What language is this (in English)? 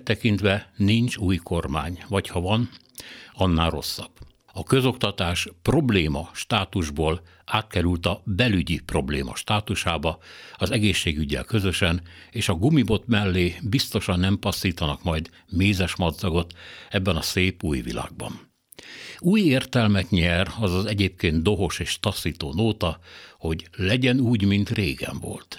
Hungarian